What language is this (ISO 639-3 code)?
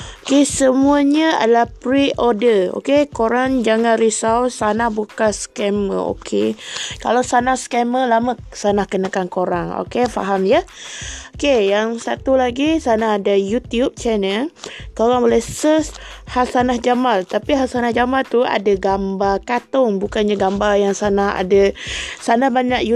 msa